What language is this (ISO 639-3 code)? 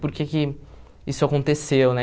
por